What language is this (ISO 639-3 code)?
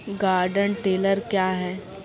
mai